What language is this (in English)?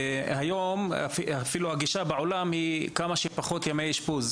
Hebrew